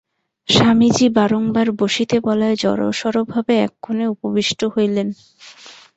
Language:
Bangla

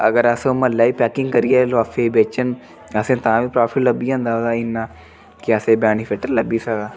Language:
Dogri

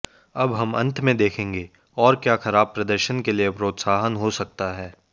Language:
Hindi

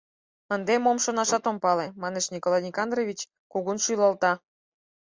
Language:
Mari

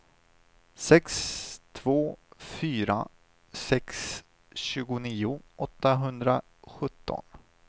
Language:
Swedish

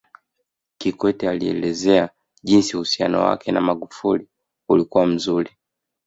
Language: Swahili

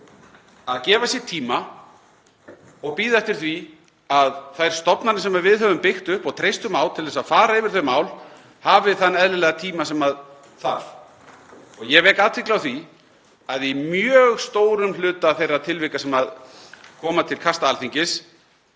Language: Icelandic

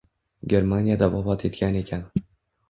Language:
Uzbek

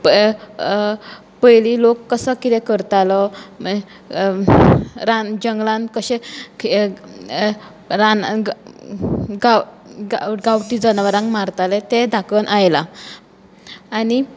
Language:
Konkani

